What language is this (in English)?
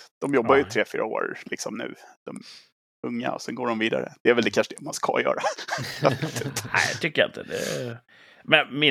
Swedish